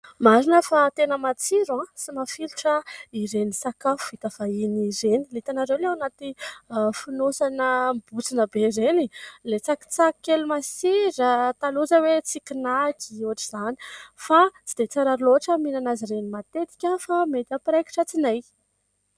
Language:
Malagasy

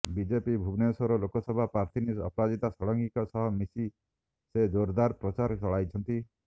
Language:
Odia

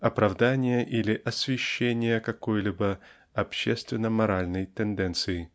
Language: Russian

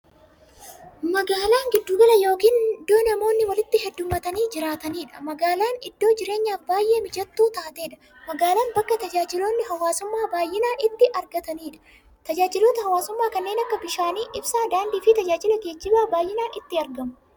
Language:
Oromo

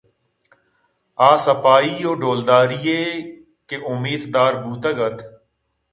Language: Eastern Balochi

